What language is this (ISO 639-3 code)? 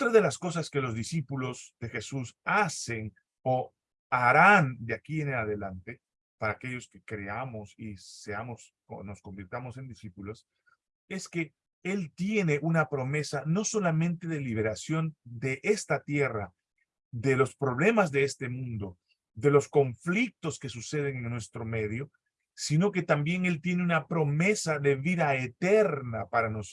spa